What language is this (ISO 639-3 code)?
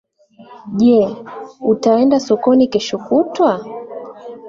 swa